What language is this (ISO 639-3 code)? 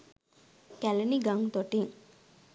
sin